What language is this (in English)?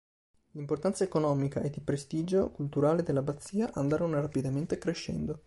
Italian